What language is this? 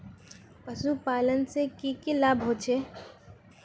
Magahi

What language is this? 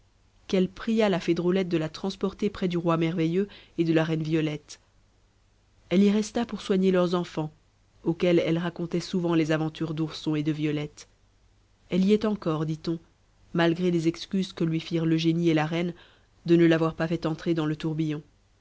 French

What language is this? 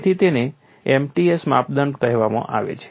Gujarati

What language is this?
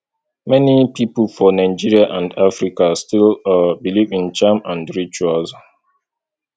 Nigerian Pidgin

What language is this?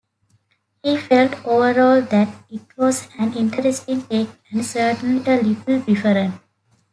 English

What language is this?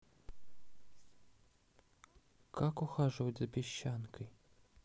Russian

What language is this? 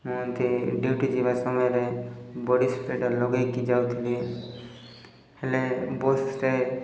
Odia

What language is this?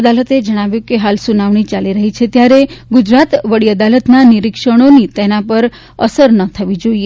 Gujarati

